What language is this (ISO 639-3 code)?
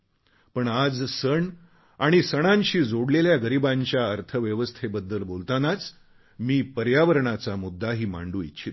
mar